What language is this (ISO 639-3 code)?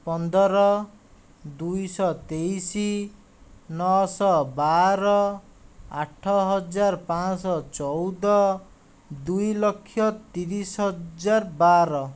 ori